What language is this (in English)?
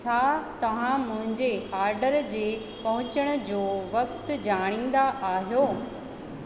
Sindhi